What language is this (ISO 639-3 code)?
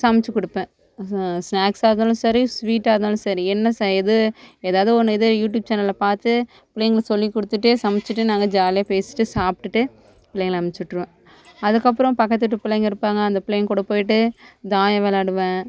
tam